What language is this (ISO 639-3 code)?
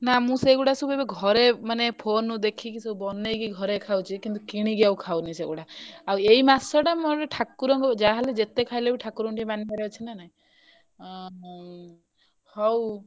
ori